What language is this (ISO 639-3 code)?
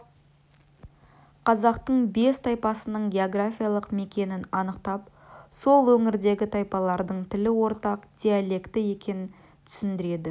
kaz